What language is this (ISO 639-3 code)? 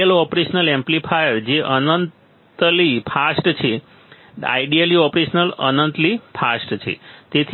guj